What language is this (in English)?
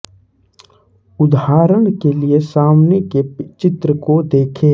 Hindi